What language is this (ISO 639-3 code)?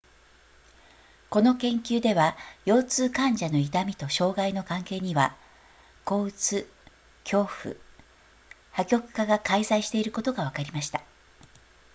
jpn